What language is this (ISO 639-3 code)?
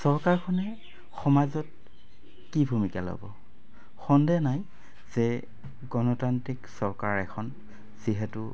asm